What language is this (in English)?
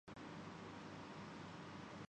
Urdu